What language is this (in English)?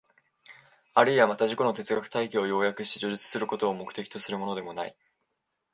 Japanese